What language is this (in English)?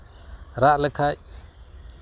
Santali